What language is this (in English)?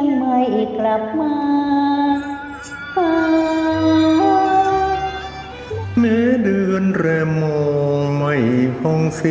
Thai